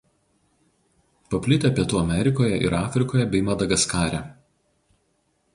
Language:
Lithuanian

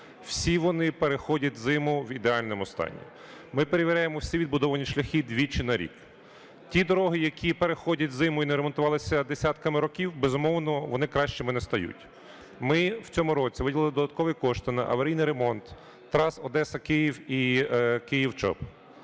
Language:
Ukrainian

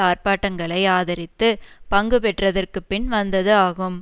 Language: Tamil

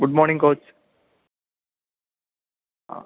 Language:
Malayalam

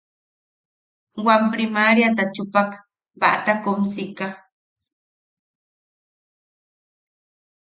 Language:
Yaqui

